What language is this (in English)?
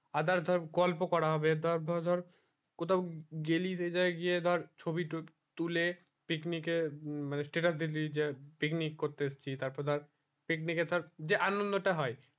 Bangla